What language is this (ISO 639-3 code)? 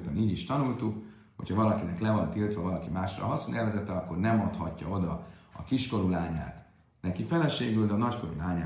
hun